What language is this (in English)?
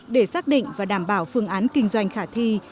Vietnamese